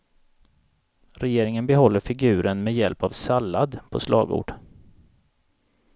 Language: Swedish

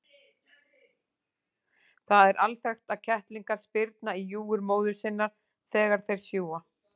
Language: Icelandic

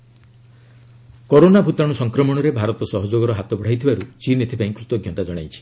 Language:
Odia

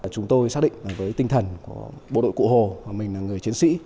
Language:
Vietnamese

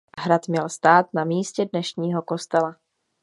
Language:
Czech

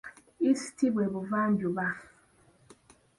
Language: Ganda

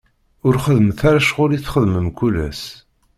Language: Kabyle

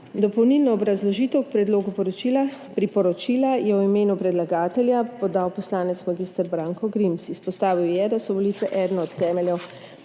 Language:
Slovenian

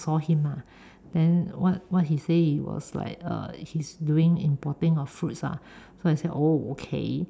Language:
English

